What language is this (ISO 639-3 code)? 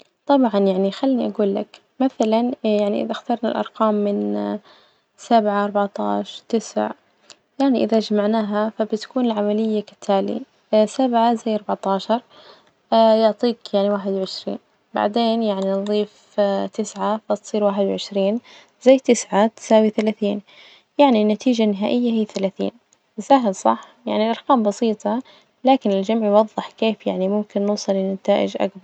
ars